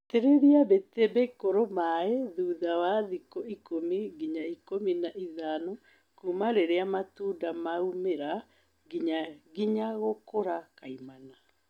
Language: Kikuyu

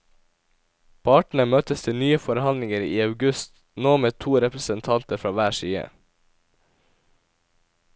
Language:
Norwegian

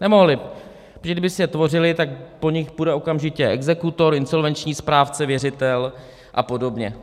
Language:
Czech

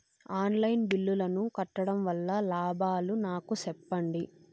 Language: Telugu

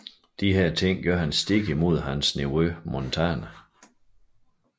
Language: Danish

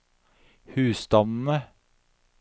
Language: Norwegian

